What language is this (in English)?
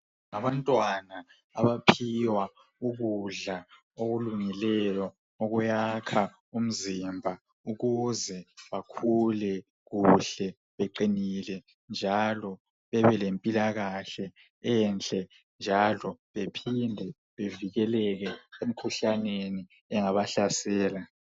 North Ndebele